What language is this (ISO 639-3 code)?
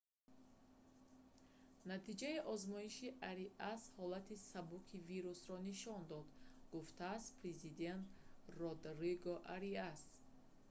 tgk